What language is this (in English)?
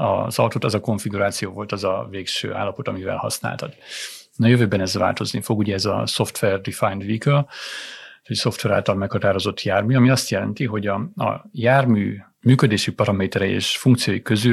Hungarian